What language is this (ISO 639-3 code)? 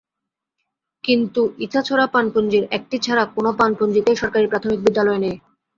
ben